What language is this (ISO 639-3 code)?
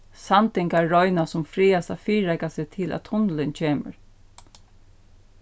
fao